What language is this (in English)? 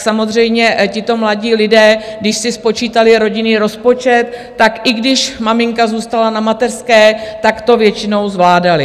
Czech